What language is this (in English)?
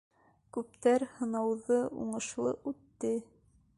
Bashkir